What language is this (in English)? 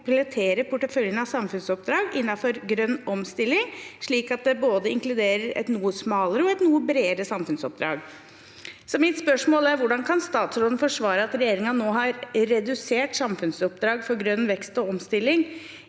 Norwegian